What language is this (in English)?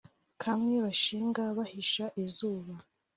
Kinyarwanda